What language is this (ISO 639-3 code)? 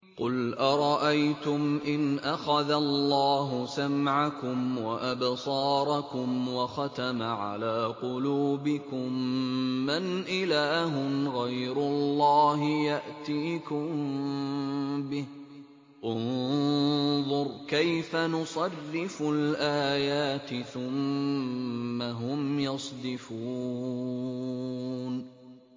ara